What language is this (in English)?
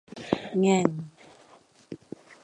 Thai